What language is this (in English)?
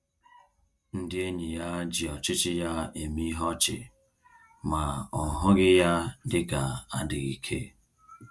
Igbo